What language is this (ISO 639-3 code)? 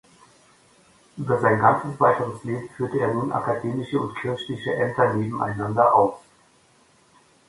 deu